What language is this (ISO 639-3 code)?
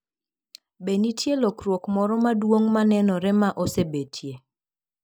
luo